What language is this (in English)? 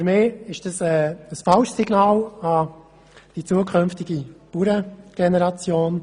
Swiss German